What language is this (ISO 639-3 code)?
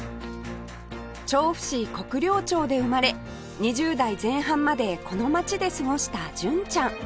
jpn